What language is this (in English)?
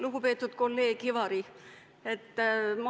Estonian